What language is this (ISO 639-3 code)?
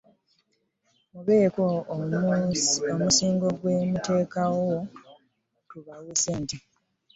lug